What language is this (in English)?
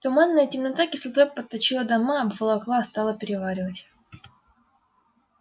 Russian